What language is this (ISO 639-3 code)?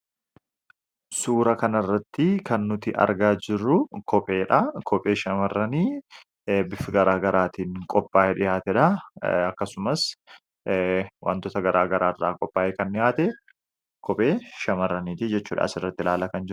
orm